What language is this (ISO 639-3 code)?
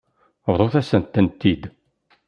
kab